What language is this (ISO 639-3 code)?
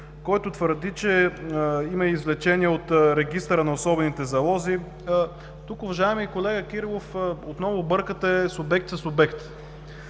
bul